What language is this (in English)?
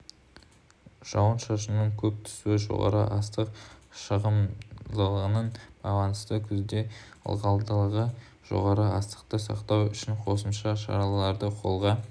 Kazakh